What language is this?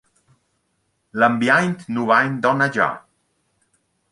Romansh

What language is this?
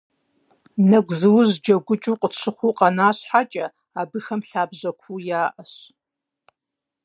Kabardian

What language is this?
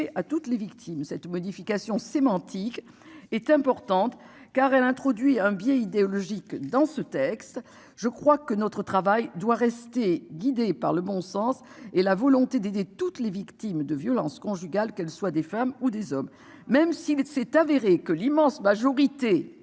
French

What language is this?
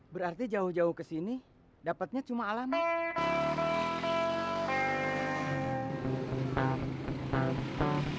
Indonesian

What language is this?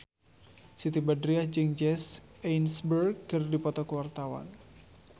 Sundanese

